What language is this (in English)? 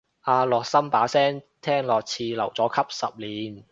Cantonese